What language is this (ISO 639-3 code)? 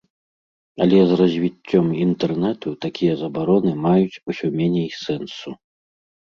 bel